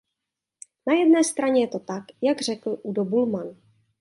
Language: Czech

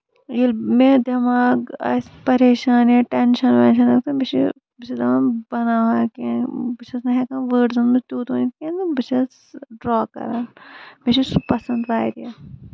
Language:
Kashmiri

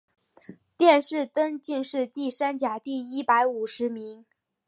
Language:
Chinese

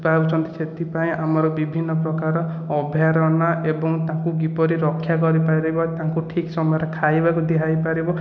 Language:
Odia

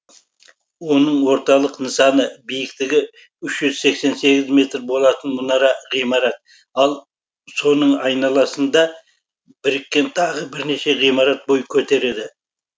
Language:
Kazakh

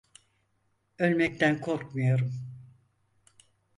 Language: Turkish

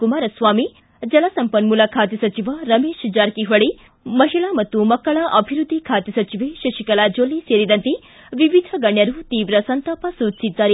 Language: Kannada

